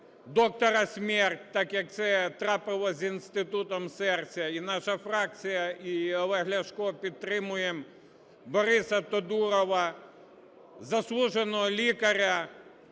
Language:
Ukrainian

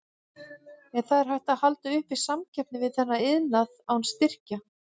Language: Icelandic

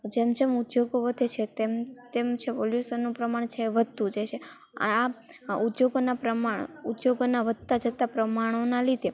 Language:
Gujarati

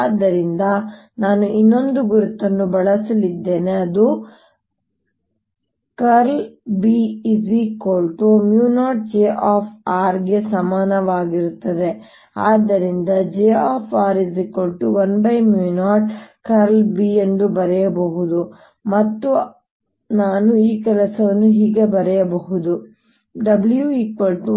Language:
Kannada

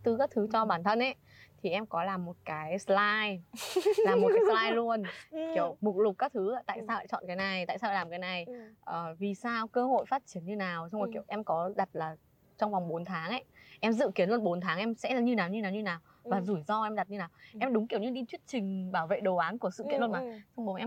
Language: Vietnamese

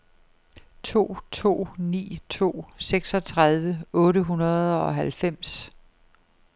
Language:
Danish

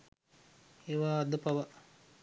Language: Sinhala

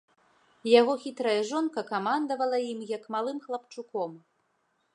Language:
Belarusian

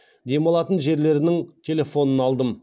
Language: Kazakh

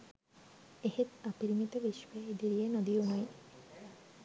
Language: Sinhala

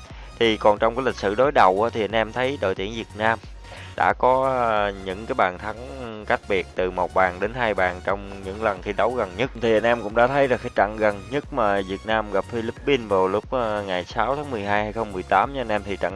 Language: Vietnamese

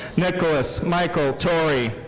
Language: English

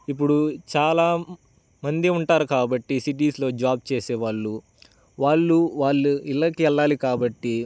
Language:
Telugu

